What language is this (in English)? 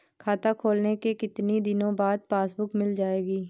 Hindi